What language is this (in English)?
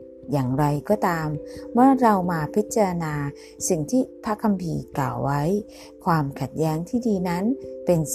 Thai